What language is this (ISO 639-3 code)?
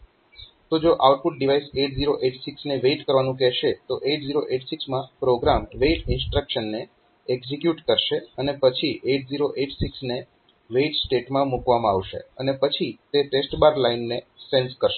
guj